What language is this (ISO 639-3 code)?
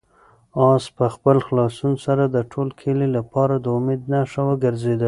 pus